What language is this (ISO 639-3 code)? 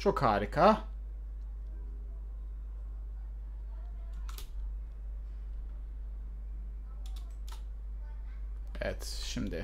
tur